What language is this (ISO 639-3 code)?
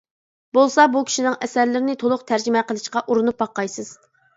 uig